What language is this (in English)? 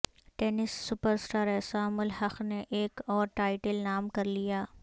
Urdu